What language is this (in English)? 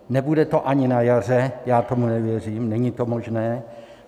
Czech